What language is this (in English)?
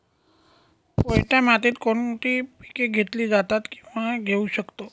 Marathi